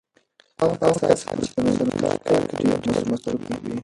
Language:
Pashto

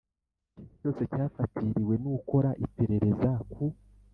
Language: Kinyarwanda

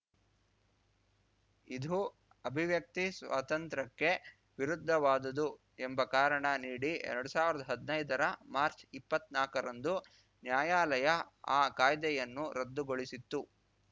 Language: Kannada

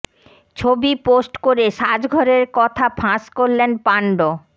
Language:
Bangla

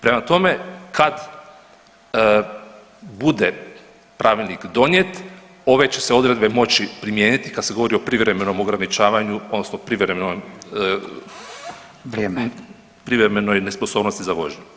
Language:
Croatian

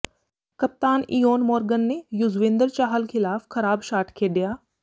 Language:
Punjabi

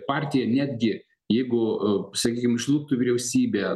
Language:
Lithuanian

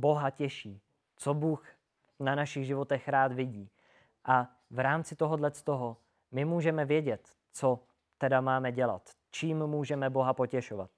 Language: Czech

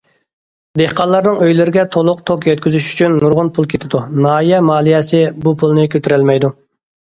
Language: Uyghur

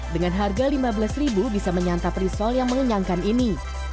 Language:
Indonesian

